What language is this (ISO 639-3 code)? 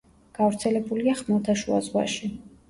kat